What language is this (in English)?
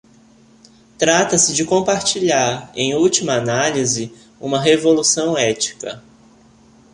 Portuguese